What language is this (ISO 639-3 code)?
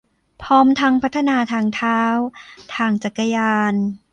tha